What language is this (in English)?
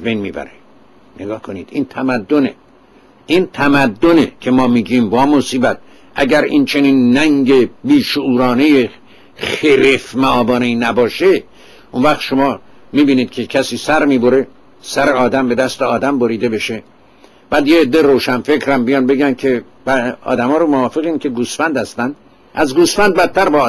Persian